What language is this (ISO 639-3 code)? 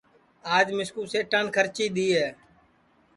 ssi